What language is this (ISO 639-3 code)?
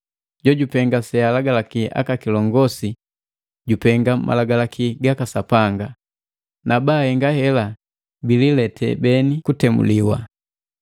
mgv